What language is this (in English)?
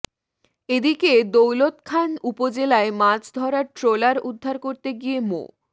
Bangla